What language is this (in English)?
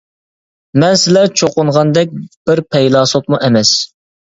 Uyghur